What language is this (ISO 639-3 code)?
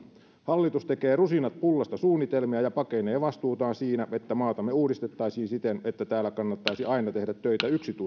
fin